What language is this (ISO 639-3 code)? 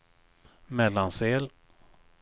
swe